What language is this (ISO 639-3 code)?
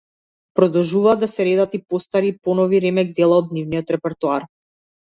mkd